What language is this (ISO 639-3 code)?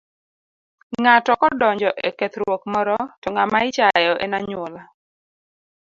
luo